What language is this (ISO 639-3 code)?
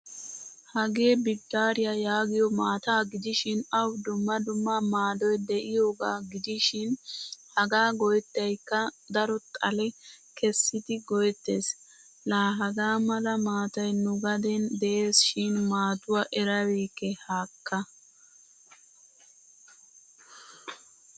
wal